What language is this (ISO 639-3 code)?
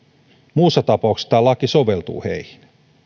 fin